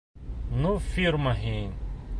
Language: Bashkir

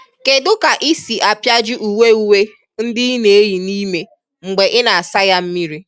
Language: Igbo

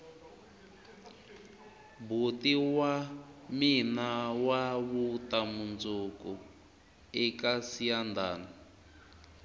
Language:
Tsonga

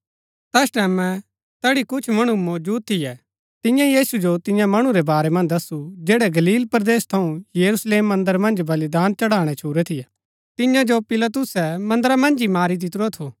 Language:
Gaddi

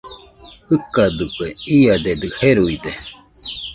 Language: Nüpode Huitoto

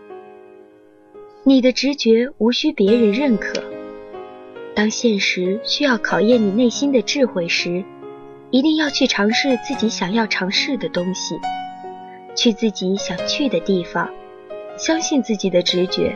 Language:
Chinese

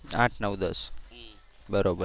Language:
Gujarati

